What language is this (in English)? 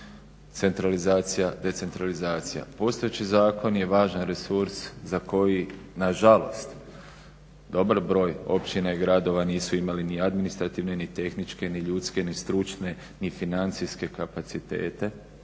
Croatian